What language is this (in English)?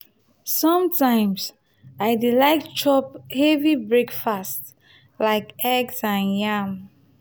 Nigerian Pidgin